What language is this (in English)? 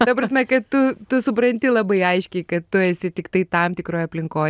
Lithuanian